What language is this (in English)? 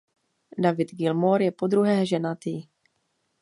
Czech